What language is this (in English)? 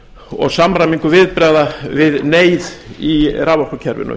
Icelandic